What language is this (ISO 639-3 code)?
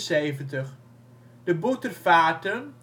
nld